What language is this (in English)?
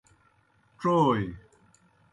Kohistani Shina